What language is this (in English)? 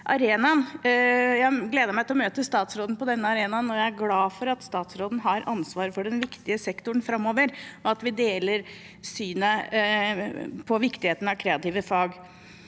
Norwegian